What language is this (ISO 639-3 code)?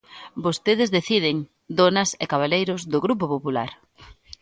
glg